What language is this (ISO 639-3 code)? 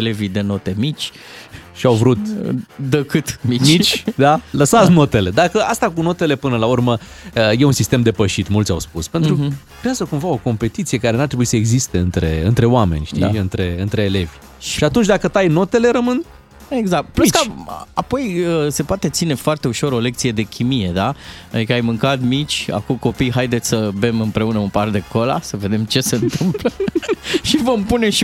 ron